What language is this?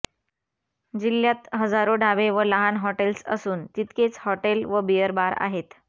Marathi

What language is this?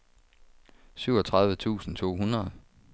Danish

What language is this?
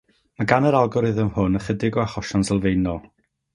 Welsh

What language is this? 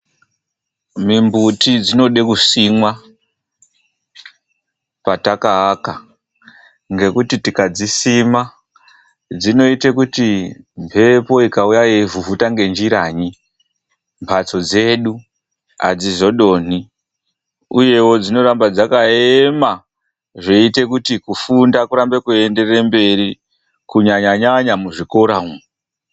Ndau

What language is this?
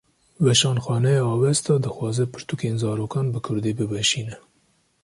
Kurdish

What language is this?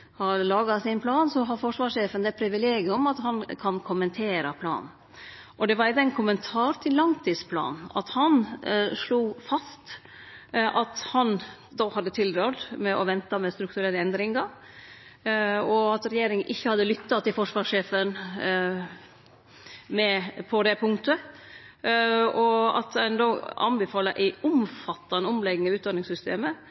Norwegian Nynorsk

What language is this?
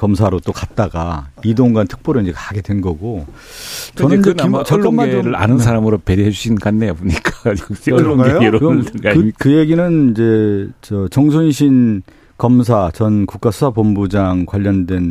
Korean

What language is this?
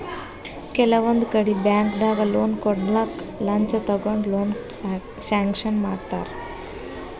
Kannada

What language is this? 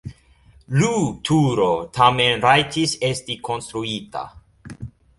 Esperanto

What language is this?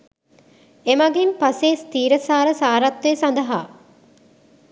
Sinhala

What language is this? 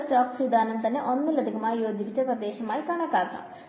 Malayalam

